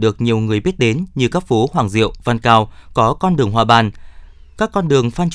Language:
Vietnamese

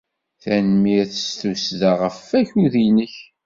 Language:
Kabyle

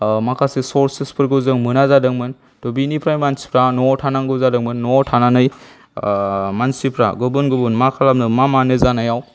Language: Bodo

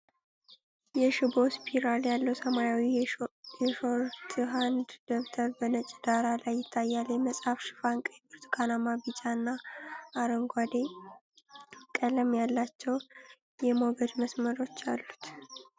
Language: Amharic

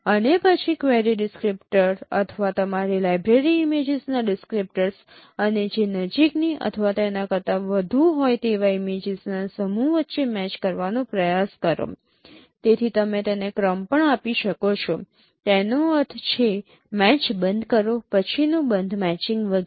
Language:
Gujarati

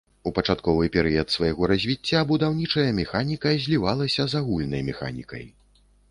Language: Belarusian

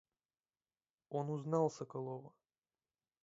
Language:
Russian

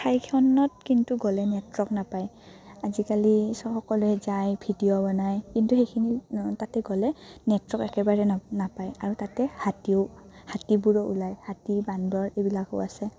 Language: Assamese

